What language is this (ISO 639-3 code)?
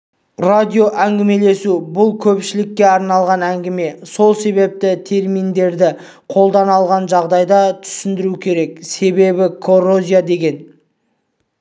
kaz